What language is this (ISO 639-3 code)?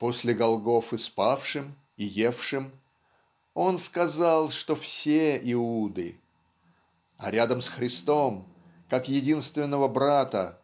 rus